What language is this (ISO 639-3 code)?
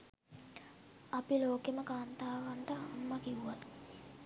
sin